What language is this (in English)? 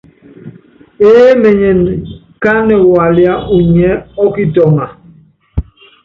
Yangben